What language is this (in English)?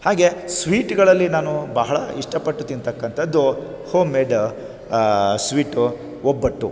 Kannada